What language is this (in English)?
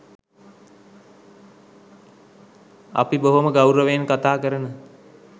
Sinhala